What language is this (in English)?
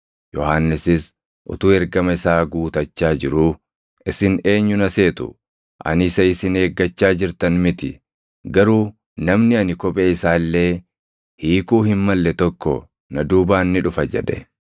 Oromo